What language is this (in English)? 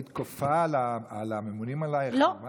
Hebrew